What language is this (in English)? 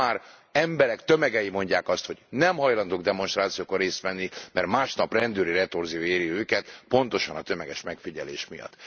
Hungarian